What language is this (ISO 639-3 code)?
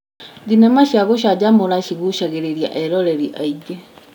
kik